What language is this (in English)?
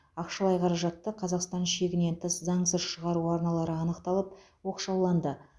Kazakh